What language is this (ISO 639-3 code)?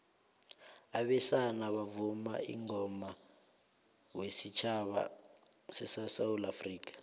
nbl